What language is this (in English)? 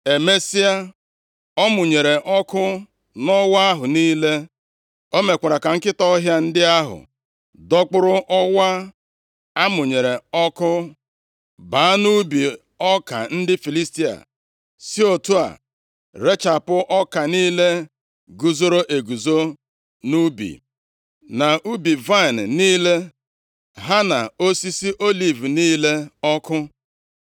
Igbo